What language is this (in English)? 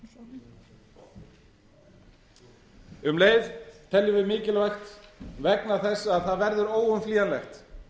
Icelandic